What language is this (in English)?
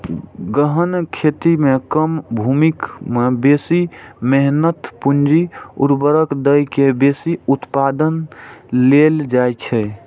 Maithili